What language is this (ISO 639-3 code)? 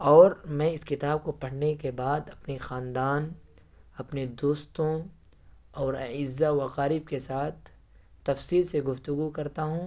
urd